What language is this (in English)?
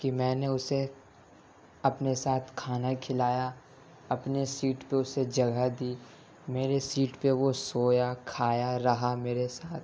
Urdu